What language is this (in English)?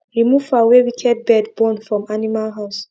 Nigerian Pidgin